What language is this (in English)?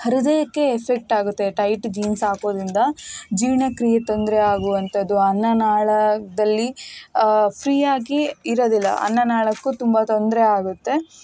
Kannada